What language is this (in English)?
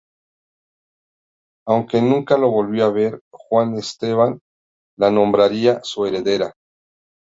Spanish